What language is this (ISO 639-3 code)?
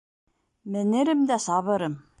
bak